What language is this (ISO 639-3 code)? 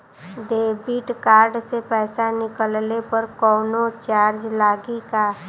bho